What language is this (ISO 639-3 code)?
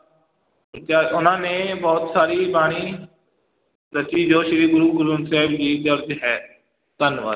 pan